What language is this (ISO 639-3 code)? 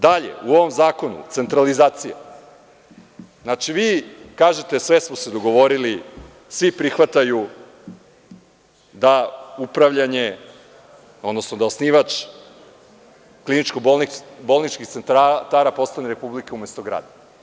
srp